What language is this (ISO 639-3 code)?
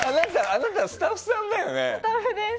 jpn